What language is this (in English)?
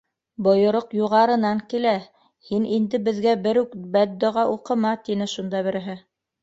Bashkir